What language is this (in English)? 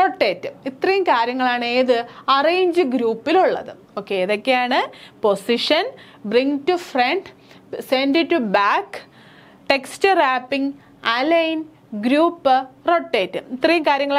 Malayalam